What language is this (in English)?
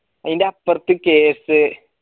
Malayalam